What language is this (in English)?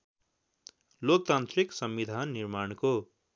Nepali